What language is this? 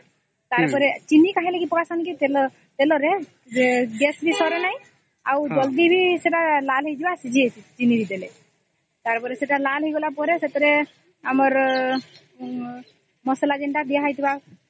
Odia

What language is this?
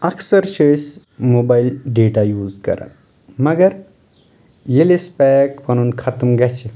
Kashmiri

